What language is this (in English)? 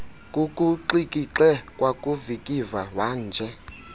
Xhosa